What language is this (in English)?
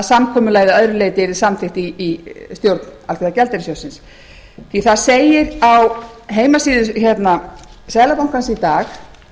Icelandic